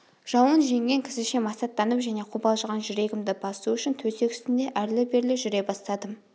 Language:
Kazakh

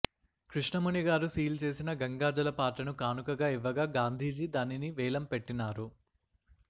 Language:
Telugu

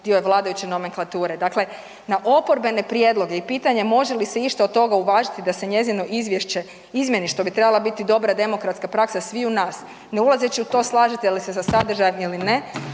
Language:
Croatian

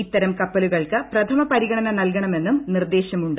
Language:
Malayalam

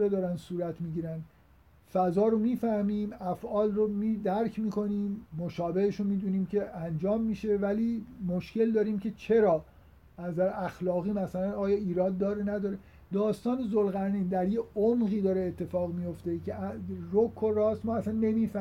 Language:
Persian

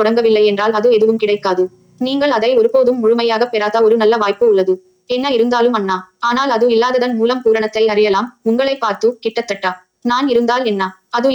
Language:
Tamil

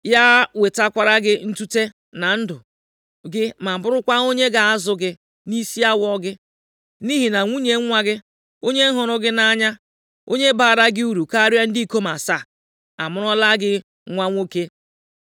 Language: Igbo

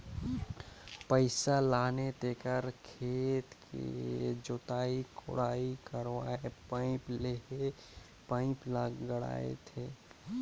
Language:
Chhattisgarhi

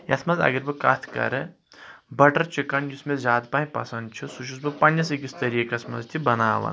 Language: Kashmiri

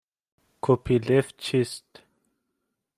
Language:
Persian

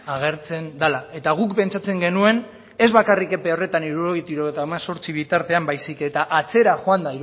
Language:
Basque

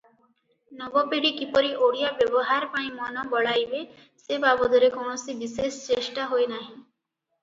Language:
Odia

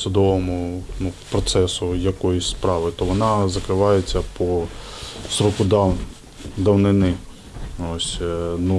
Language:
Ukrainian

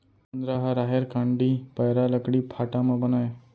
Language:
Chhattisgarhi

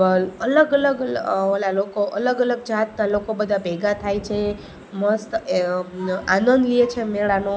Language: Gujarati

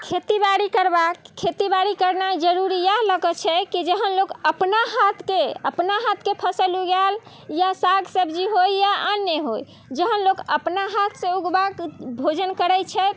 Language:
Maithili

